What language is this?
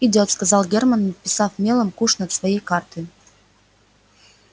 Russian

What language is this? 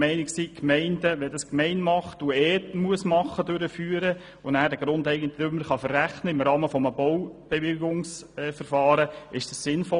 Swiss German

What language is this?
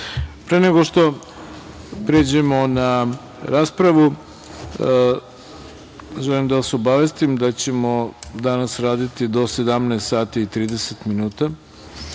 Serbian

